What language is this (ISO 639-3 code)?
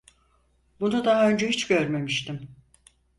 tur